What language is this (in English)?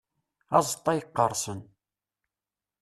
Kabyle